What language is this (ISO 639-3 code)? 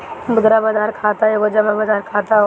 bho